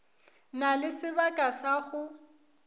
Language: Northern Sotho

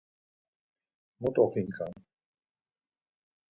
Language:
Laz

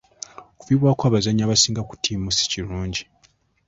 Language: Ganda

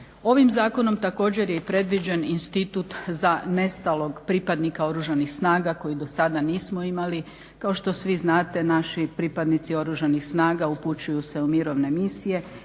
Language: Croatian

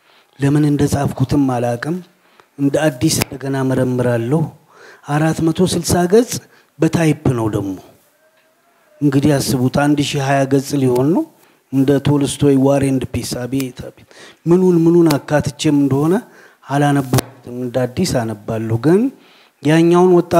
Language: Amharic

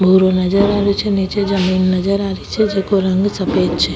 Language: Rajasthani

